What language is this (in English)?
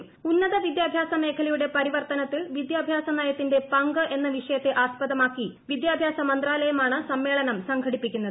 Malayalam